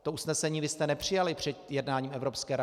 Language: Czech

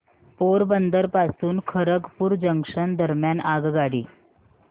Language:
Marathi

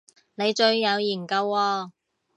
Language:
Cantonese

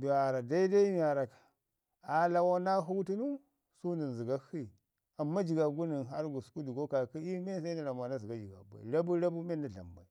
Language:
Ngizim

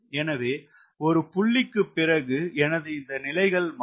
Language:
Tamil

